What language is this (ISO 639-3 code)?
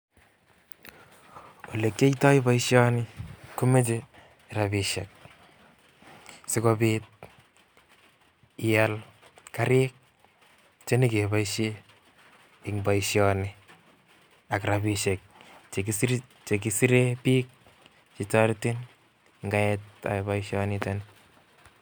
kln